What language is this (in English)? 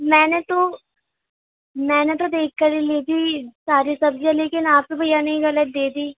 Urdu